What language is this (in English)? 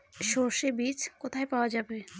Bangla